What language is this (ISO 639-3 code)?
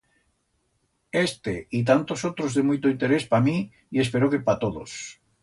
arg